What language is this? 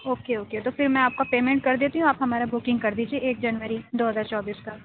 Urdu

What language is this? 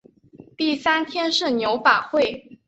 Chinese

